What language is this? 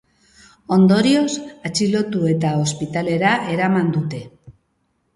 Basque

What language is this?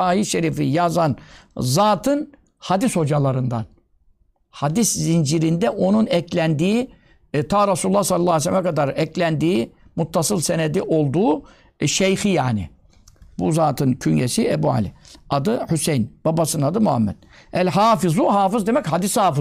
Turkish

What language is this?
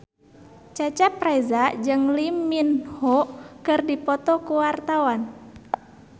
Sundanese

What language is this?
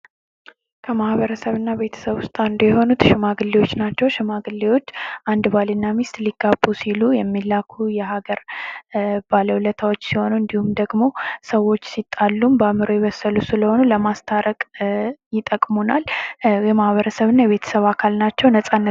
Amharic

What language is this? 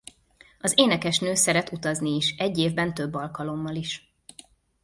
Hungarian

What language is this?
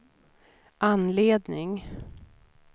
Swedish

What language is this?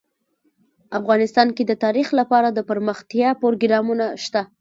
Pashto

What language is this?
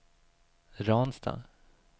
Swedish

